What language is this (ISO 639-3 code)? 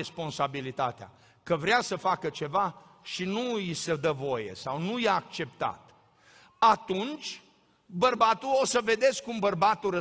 ron